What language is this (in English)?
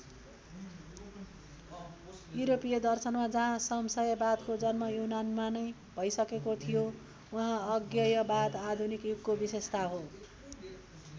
Nepali